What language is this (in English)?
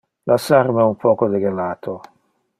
Interlingua